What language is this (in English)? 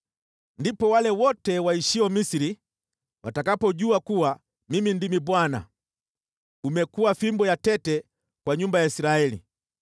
Swahili